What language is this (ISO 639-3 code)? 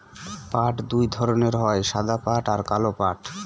ben